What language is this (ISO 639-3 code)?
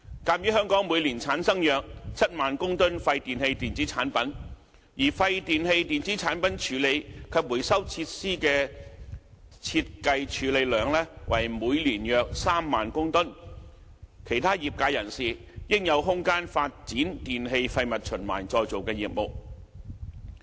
yue